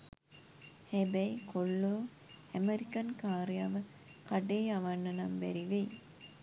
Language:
Sinhala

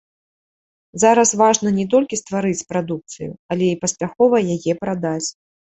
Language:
Belarusian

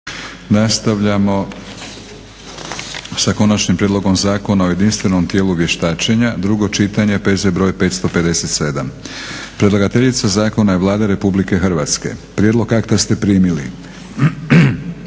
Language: Croatian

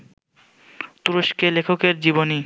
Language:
Bangla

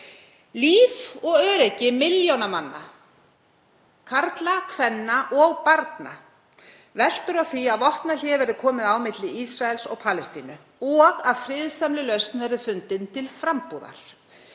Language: Icelandic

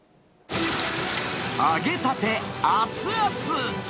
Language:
Japanese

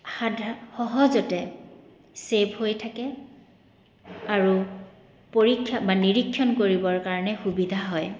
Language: Assamese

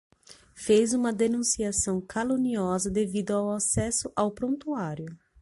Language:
Portuguese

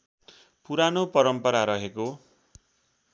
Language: Nepali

